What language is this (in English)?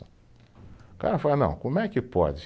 Portuguese